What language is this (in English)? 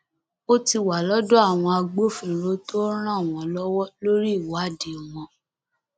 Yoruba